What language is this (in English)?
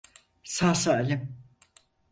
Turkish